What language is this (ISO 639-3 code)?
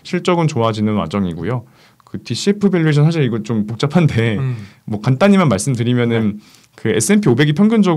kor